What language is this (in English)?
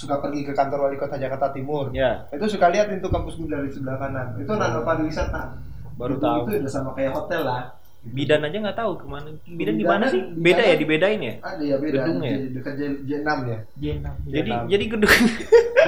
Indonesian